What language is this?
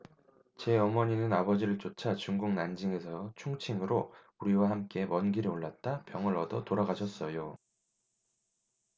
Korean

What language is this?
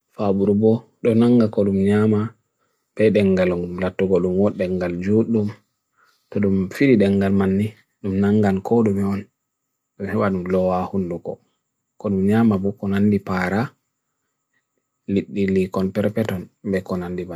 Bagirmi Fulfulde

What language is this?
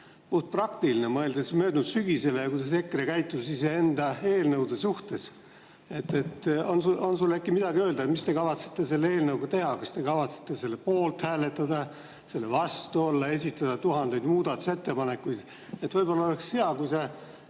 Estonian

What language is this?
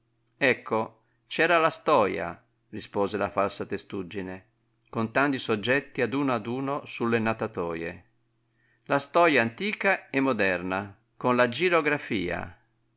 Italian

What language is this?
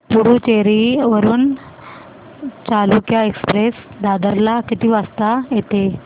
Marathi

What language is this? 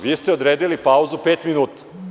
Serbian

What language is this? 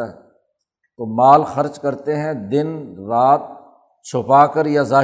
Urdu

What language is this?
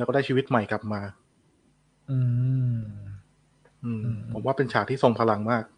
Thai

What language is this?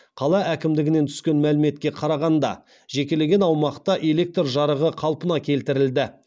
Kazakh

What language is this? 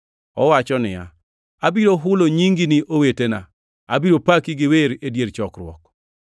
Luo (Kenya and Tanzania)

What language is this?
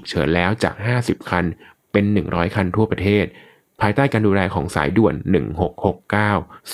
Thai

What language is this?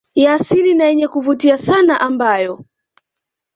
Swahili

